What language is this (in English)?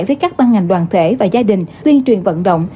Vietnamese